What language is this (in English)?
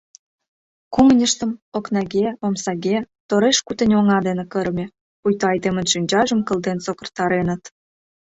Mari